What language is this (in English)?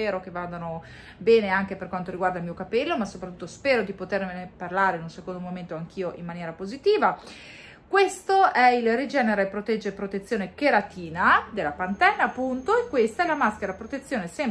Italian